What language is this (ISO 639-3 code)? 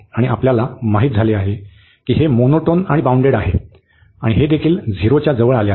mar